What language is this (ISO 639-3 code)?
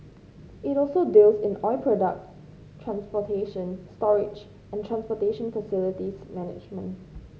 eng